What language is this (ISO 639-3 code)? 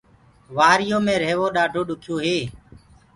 ggg